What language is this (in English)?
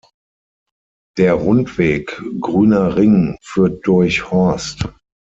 German